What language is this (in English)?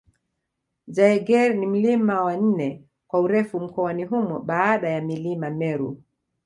Swahili